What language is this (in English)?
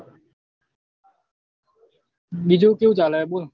Gujarati